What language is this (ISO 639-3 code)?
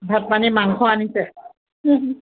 asm